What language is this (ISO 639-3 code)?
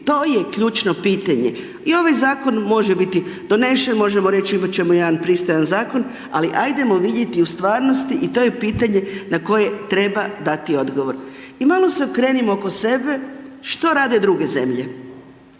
hrv